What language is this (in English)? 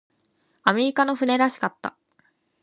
Japanese